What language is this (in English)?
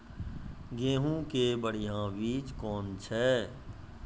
Maithili